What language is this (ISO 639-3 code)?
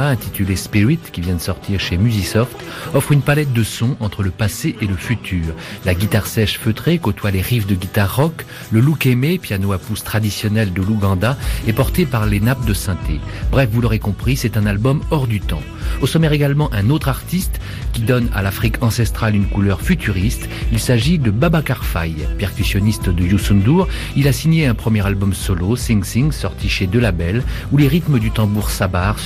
fra